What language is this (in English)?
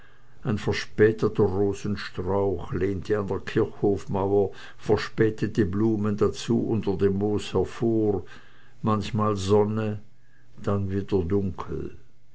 German